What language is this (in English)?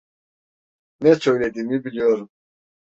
Turkish